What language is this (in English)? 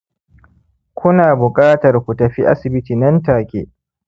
Hausa